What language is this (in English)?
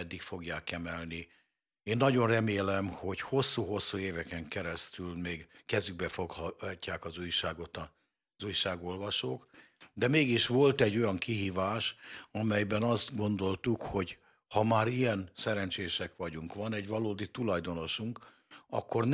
Hungarian